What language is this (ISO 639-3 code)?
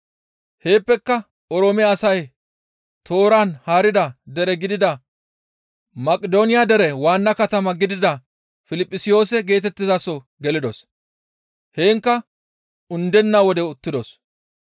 gmv